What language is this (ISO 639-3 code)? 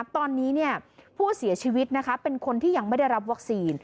tha